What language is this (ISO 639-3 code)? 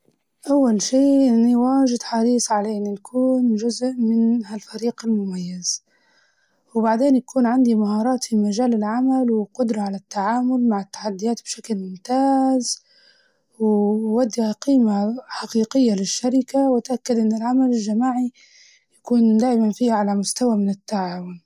ayl